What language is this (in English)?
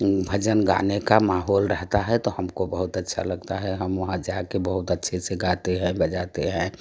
Hindi